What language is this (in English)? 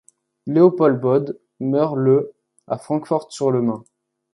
French